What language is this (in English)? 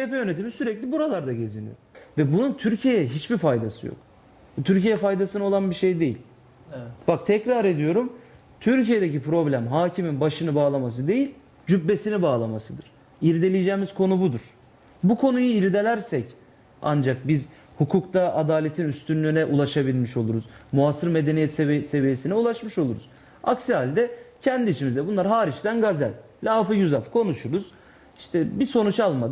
Turkish